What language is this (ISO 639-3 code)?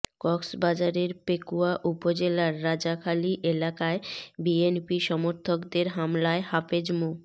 ben